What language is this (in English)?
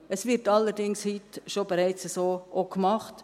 Swiss German